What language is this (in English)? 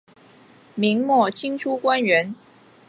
Chinese